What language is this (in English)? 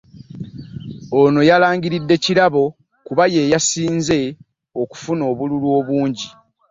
Ganda